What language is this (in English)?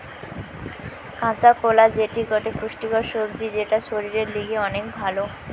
Bangla